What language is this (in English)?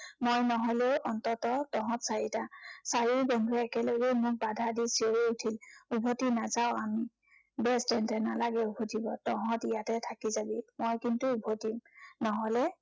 Assamese